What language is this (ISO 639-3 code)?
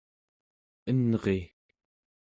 esu